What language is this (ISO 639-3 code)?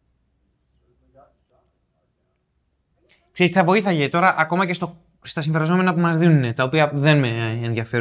ell